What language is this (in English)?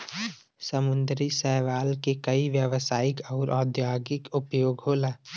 Bhojpuri